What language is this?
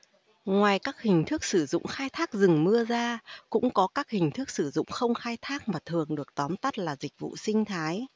Vietnamese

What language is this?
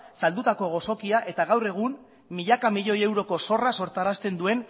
Basque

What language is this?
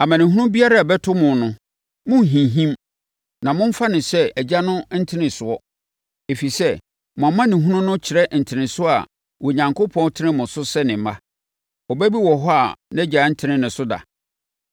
Akan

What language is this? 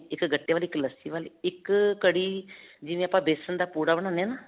Punjabi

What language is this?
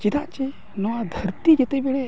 Santali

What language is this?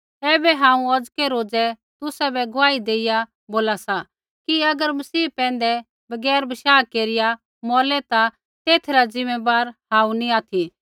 Kullu Pahari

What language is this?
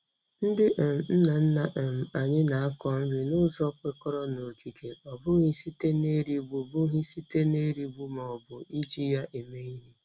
Igbo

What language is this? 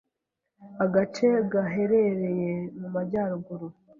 Kinyarwanda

